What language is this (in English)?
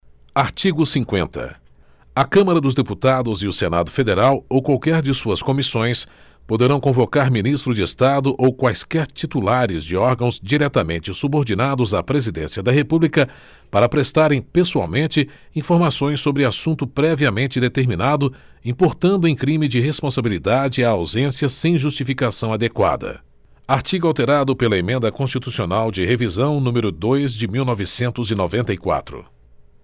Portuguese